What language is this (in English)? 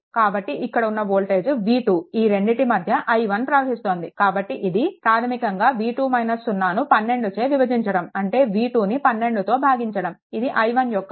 Telugu